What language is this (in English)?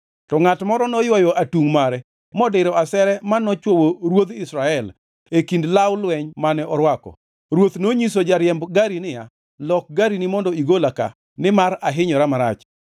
Luo (Kenya and Tanzania)